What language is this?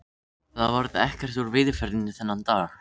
Icelandic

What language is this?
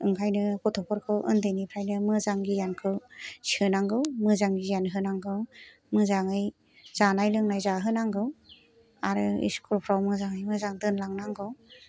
Bodo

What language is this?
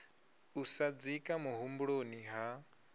Venda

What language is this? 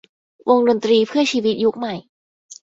Thai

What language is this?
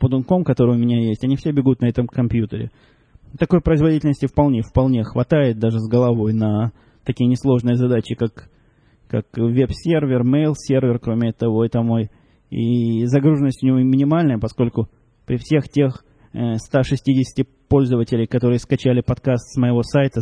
Russian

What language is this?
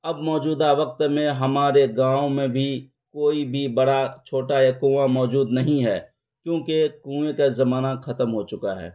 Urdu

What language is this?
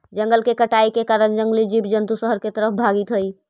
Magahi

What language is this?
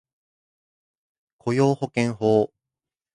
Japanese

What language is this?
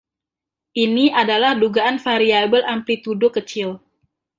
Indonesian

